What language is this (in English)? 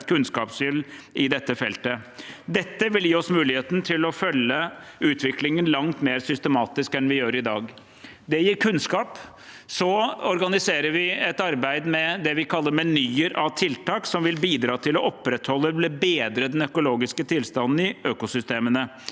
Norwegian